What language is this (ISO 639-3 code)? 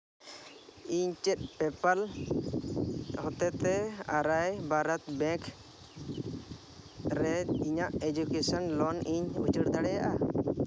sat